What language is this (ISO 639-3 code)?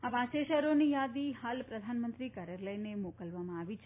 guj